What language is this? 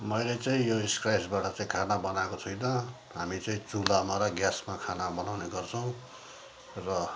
Nepali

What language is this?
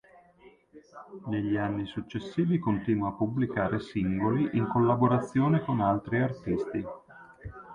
Italian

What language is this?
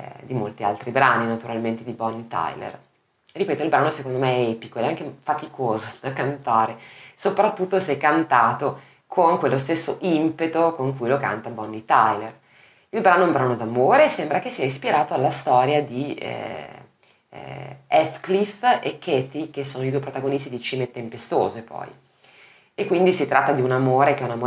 Italian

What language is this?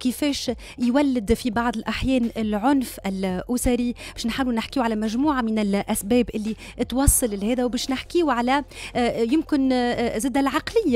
Arabic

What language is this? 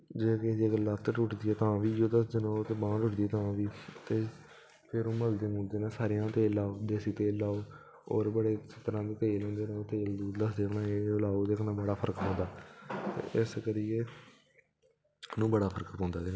Dogri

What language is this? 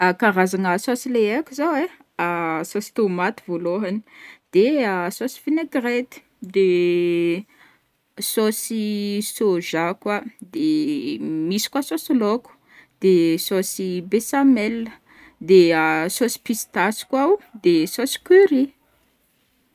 Northern Betsimisaraka Malagasy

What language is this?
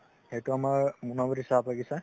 Assamese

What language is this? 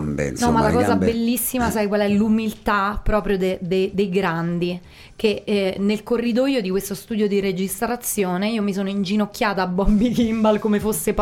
Italian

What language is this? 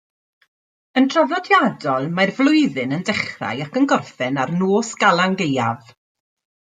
Welsh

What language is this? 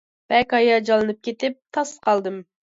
Uyghur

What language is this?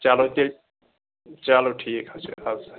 Kashmiri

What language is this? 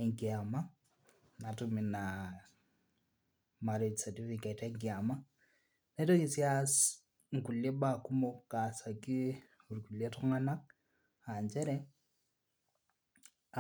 Masai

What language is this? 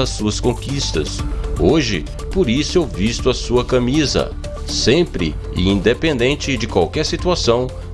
Portuguese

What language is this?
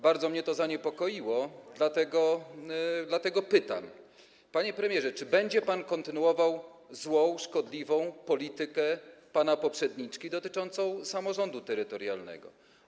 Polish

